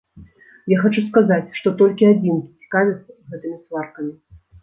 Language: Belarusian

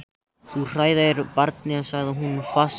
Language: Icelandic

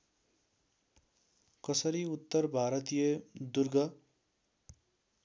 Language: Nepali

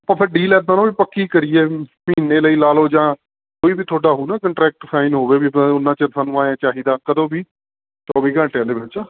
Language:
Punjabi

